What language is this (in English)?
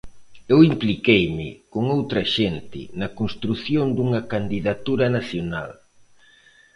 Galician